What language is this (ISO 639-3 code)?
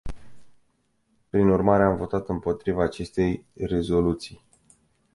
ron